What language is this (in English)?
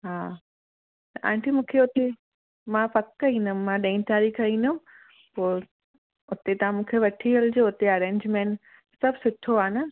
Sindhi